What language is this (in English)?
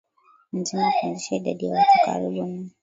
Swahili